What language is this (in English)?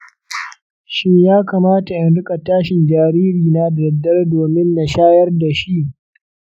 Hausa